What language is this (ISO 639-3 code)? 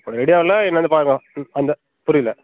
tam